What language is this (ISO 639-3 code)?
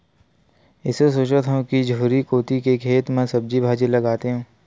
hne